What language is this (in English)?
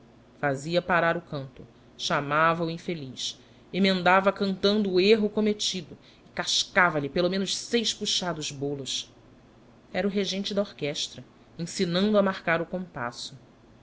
Portuguese